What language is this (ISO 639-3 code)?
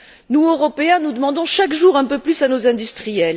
fra